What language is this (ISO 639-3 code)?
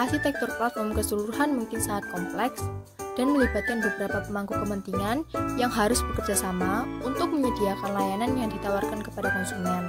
ind